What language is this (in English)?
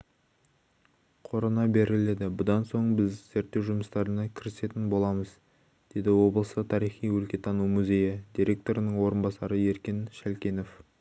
Kazakh